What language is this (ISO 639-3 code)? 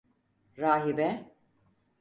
tur